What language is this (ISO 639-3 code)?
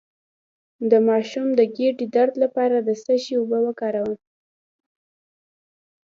pus